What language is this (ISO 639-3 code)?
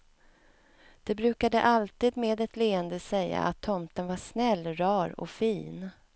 swe